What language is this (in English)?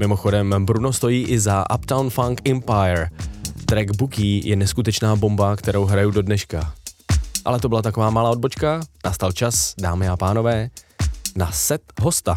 Czech